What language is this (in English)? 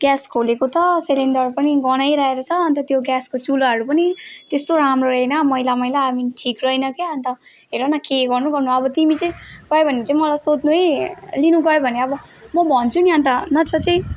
Nepali